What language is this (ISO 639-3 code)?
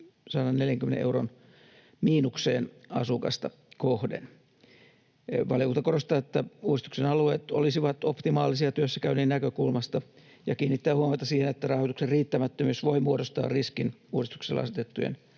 fin